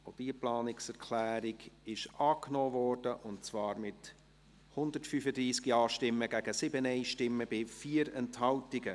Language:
Swiss German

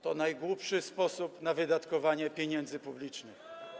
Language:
Polish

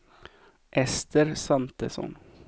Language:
Swedish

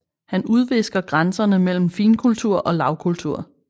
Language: Danish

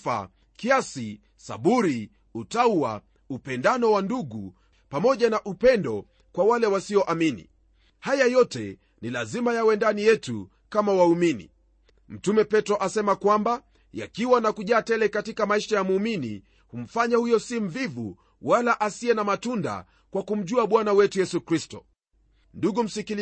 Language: Swahili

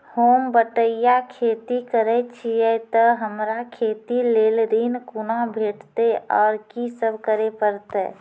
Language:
Maithili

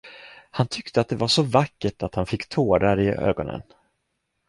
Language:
Swedish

